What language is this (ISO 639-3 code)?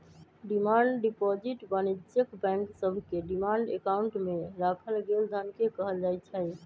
mag